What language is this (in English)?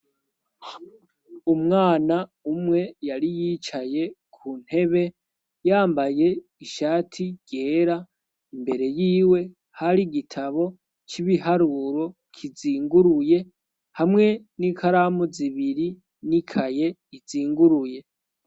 Rundi